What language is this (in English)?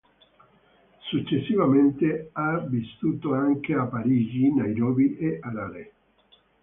Italian